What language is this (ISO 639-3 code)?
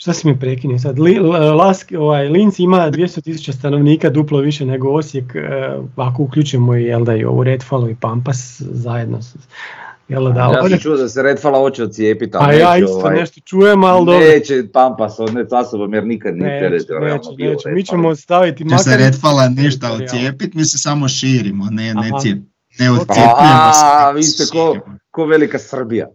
hrv